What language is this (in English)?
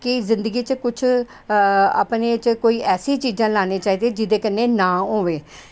Dogri